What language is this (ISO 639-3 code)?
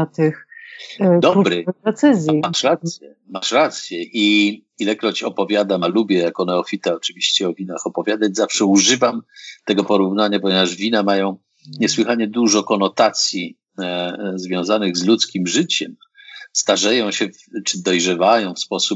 pol